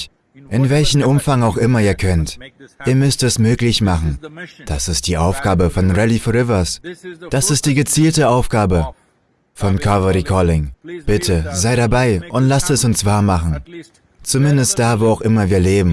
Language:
German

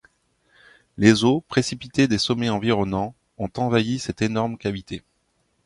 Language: French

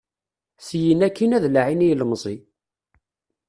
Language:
Kabyle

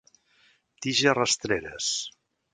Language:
Catalan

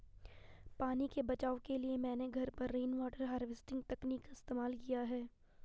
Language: Hindi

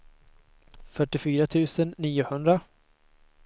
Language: Swedish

